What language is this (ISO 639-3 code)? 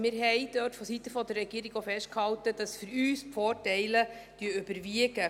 gsw